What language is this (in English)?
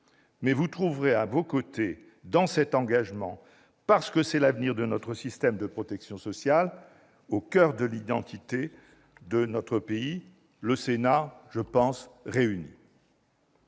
French